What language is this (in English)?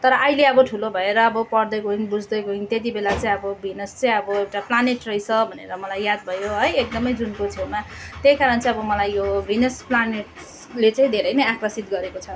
Nepali